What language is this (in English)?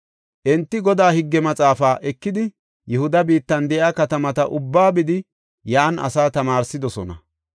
Gofa